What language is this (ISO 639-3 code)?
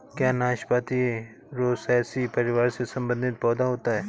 hin